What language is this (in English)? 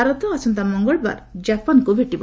Odia